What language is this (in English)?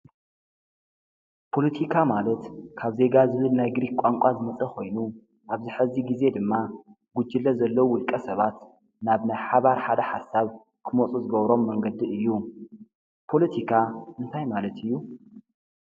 Tigrinya